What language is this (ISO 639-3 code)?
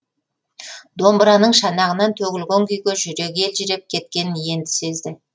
kaz